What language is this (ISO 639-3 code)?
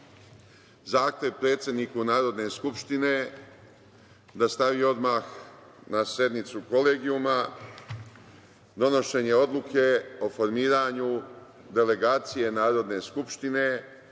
srp